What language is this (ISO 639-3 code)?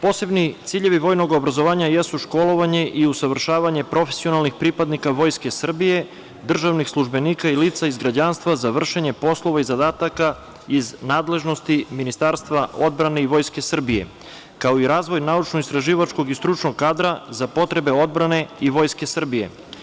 srp